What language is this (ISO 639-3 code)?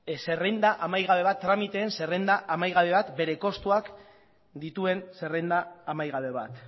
eus